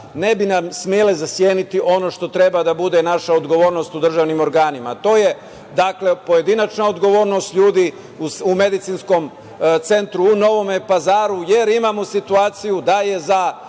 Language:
Serbian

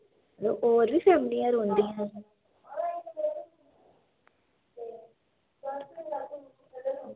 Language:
Dogri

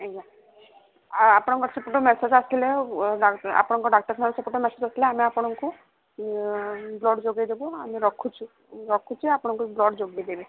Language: Odia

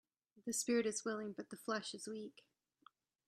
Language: English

